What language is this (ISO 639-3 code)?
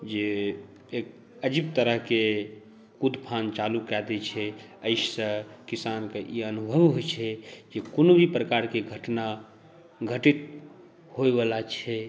mai